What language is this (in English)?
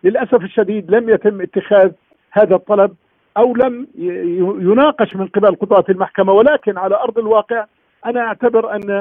Arabic